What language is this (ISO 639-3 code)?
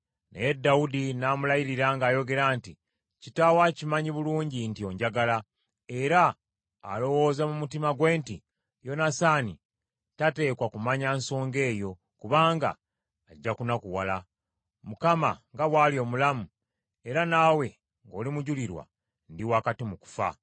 lug